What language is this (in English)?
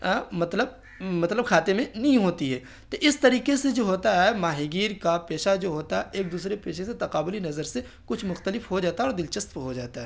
Urdu